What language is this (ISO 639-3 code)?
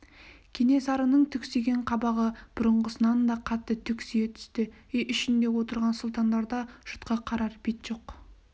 kaz